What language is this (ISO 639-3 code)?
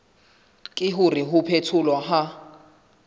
sot